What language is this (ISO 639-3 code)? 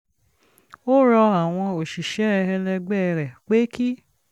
yor